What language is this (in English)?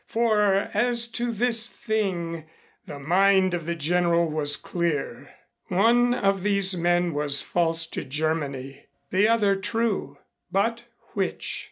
English